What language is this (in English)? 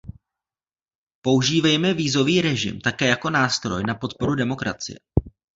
Czech